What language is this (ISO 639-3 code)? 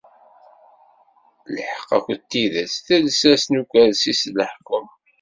kab